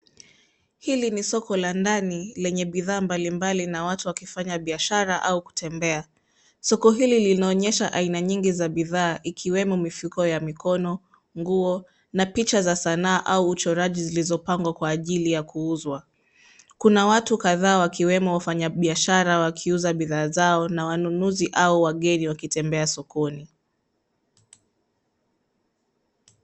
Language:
Swahili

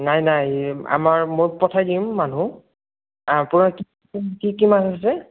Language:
Assamese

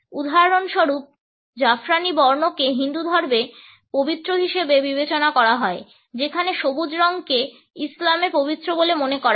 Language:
Bangla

